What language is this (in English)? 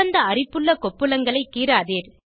Tamil